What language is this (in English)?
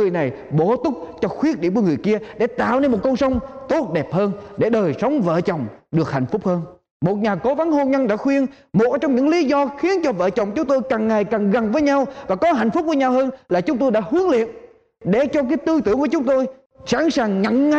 Vietnamese